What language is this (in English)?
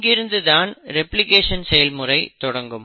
Tamil